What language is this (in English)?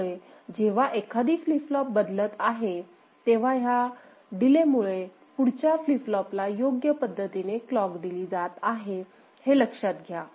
Marathi